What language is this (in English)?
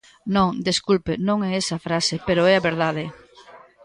Galician